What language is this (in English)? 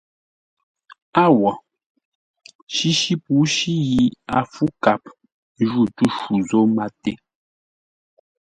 Ngombale